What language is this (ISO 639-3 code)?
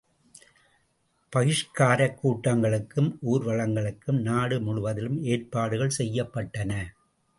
tam